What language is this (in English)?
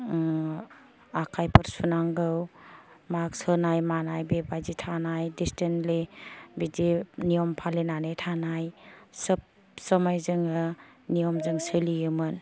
Bodo